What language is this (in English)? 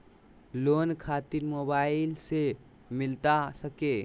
Magahi